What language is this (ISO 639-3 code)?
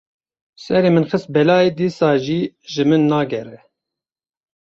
kur